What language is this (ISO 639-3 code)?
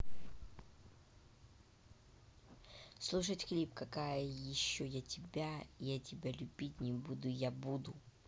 rus